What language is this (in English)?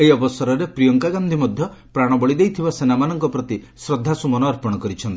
Odia